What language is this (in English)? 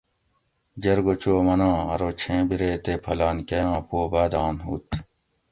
Gawri